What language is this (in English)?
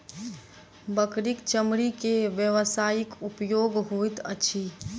Maithili